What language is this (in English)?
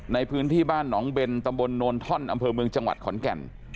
Thai